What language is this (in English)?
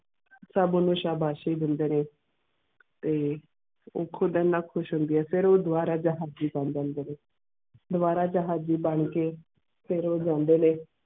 Punjabi